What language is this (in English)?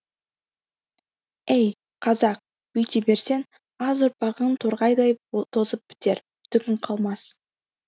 Kazakh